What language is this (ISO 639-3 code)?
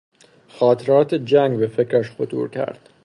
fas